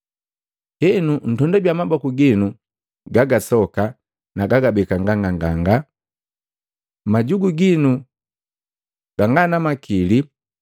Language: Matengo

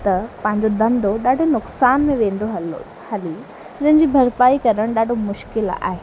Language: Sindhi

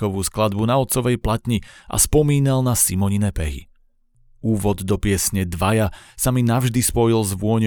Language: Slovak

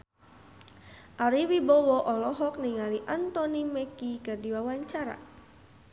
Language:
Sundanese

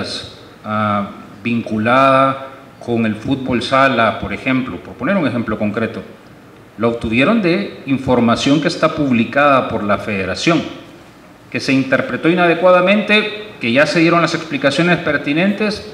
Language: Spanish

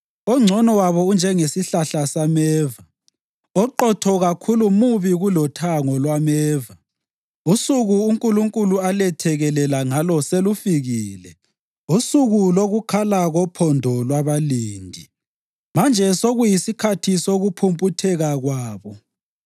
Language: North Ndebele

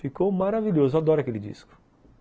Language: Portuguese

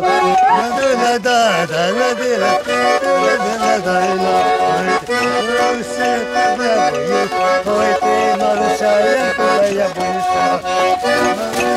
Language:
Turkish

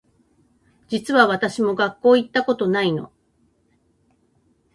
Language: Japanese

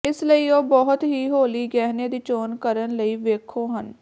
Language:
Punjabi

